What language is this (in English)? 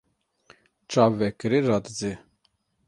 Kurdish